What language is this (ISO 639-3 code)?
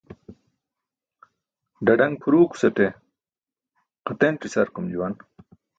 bsk